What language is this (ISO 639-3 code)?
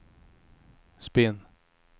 swe